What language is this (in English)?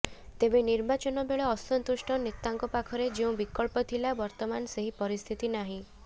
Odia